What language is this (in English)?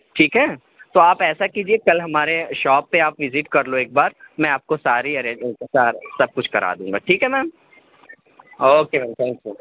Urdu